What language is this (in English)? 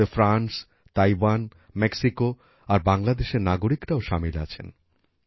Bangla